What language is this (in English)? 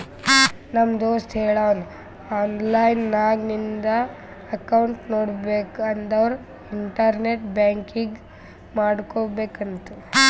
Kannada